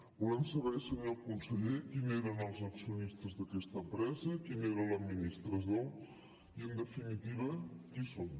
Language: Catalan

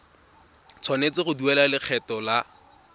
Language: Tswana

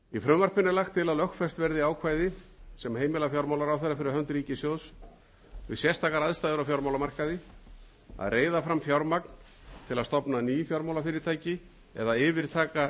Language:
Icelandic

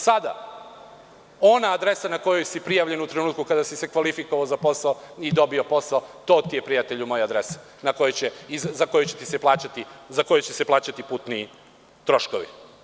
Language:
Serbian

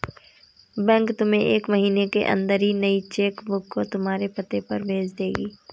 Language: Hindi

